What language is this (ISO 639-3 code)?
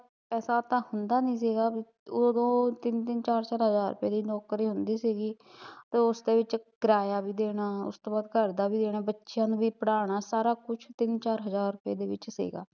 pan